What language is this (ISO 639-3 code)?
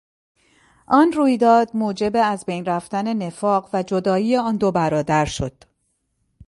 fas